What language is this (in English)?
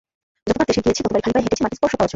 Bangla